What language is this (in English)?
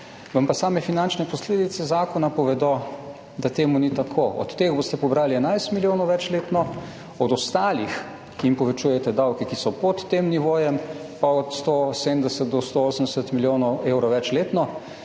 Slovenian